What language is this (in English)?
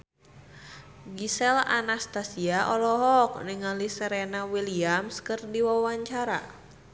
Sundanese